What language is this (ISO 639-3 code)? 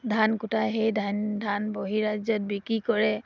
asm